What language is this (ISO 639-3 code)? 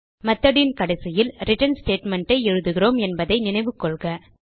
tam